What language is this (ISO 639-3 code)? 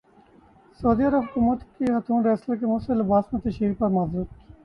urd